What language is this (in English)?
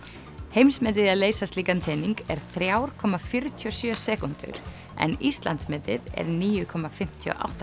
Icelandic